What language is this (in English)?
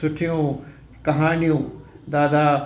Sindhi